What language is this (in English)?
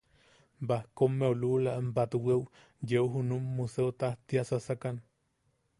Yaqui